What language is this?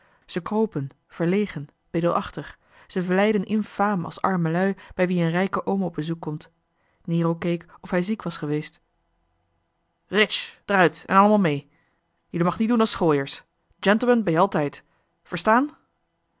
Dutch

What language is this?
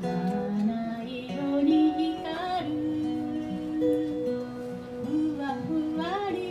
Japanese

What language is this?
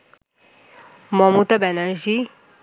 Bangla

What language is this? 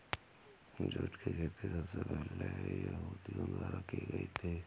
Hindi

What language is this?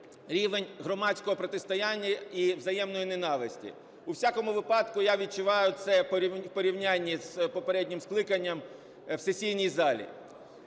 Ukrainian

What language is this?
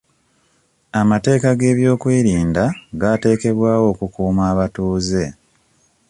Ganda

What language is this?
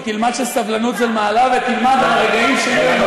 Hebrew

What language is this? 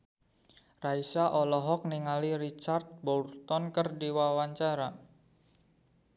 Sundanese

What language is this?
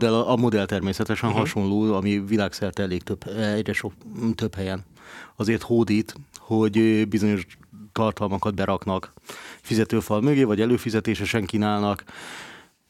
Hungarian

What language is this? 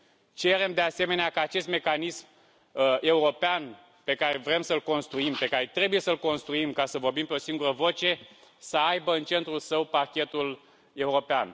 Romanian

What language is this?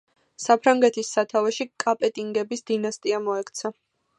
Georgian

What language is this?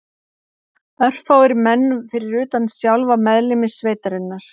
Icelandic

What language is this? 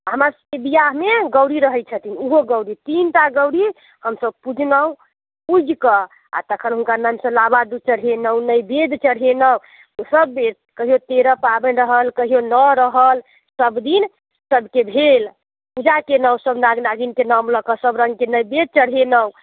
Maithili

